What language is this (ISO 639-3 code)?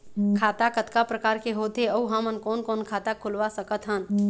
hne